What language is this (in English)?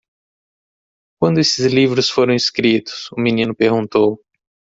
Portuguese